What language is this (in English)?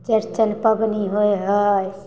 Maithili